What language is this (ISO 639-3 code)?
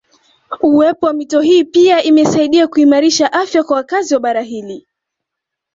swa